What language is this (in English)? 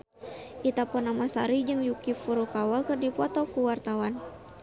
Sundanese